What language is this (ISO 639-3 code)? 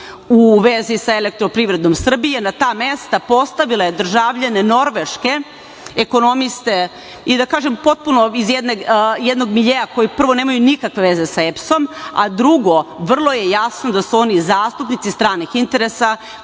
srp